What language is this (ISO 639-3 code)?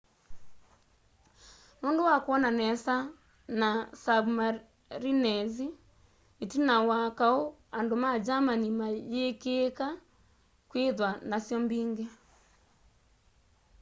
kam